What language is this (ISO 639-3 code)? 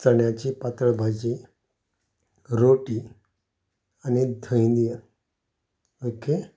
kok